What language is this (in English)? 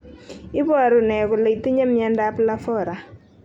Kalenjin